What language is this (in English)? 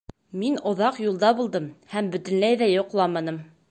Bashkir